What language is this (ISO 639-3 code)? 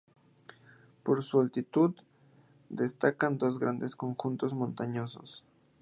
spa